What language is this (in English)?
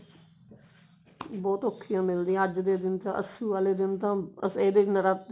Punjabi